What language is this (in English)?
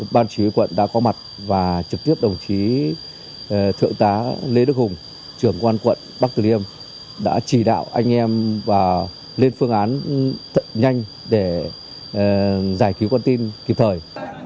Vietnamese